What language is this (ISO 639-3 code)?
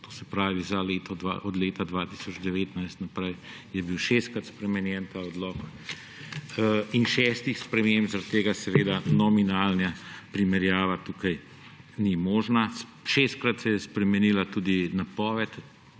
slv